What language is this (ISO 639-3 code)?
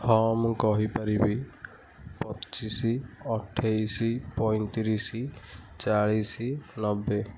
ori